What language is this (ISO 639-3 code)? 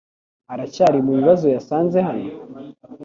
kin